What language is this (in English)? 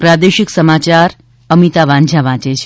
Gujarati